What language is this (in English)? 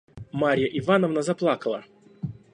Russian